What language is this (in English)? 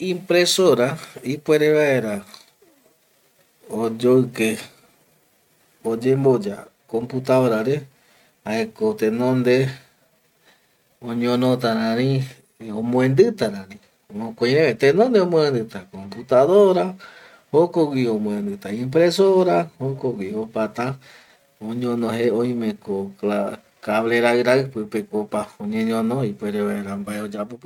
Eastern Bolivian Guaraní